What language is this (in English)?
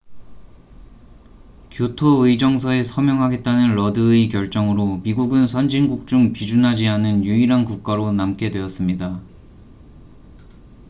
Korean